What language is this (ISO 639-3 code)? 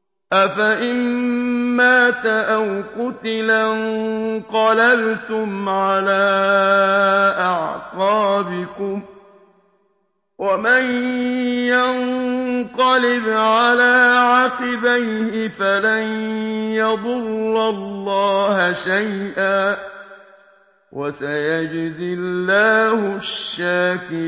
ara